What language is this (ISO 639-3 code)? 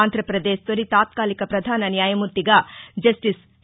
tel